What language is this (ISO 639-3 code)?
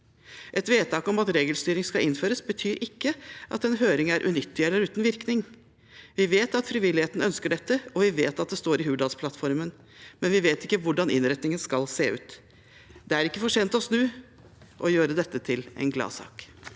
nor